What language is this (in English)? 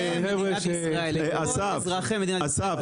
Hebrew